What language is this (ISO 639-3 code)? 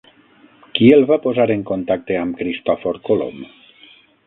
cat